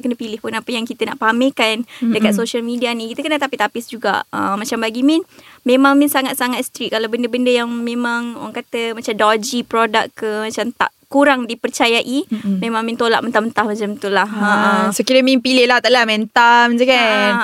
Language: Malay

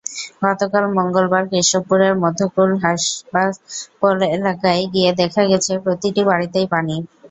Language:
Bangla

